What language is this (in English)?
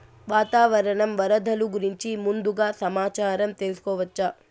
Telugu